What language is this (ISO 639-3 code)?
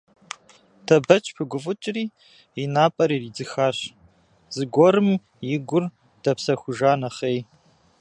kbd